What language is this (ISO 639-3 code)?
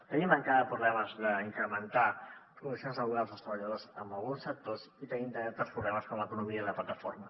cat